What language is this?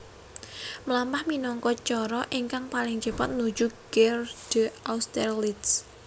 Javanese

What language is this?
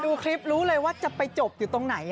Thai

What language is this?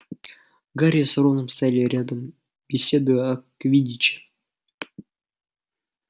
Russian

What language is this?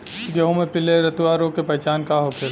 Bhojpuri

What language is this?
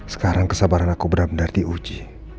Indonesian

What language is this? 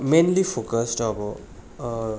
Nepali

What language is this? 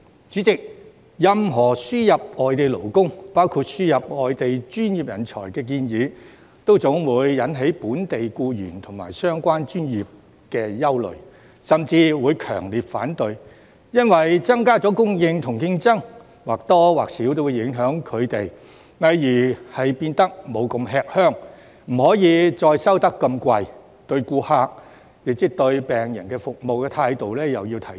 Cantonese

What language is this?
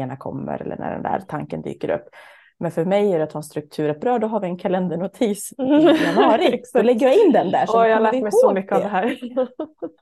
Swedish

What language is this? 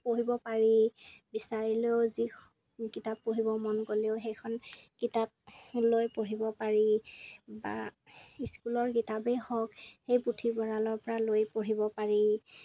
Assamese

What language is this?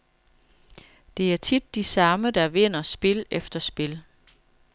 Danish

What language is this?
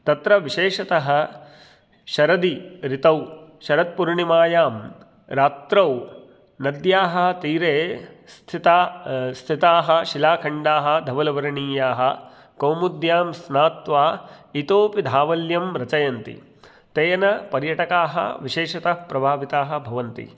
Sanskrit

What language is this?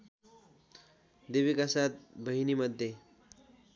Nepali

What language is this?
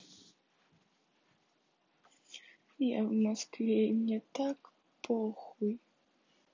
Russian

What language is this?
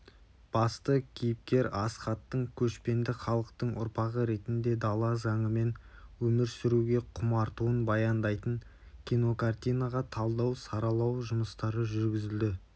Kazakh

